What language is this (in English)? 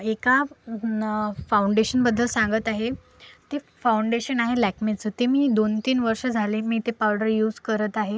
Marathi